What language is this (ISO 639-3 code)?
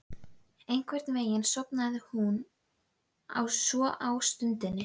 isl